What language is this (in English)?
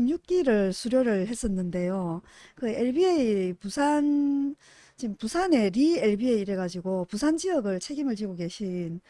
Korean